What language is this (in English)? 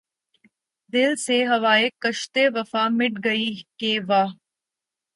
Urdu